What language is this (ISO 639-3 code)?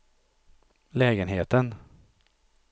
swe